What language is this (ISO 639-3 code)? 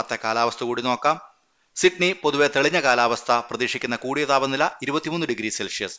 mal